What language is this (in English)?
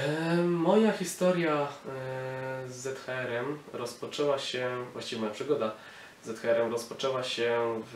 Polish